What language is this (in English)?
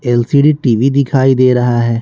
Hindi